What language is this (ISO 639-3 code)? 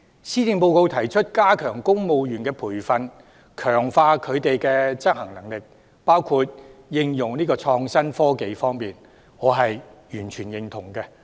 yue